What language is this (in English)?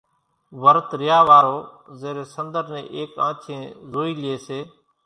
Kachi Koli